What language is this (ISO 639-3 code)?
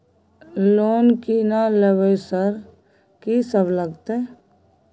mai